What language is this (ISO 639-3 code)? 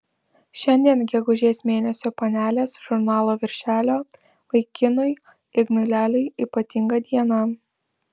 lit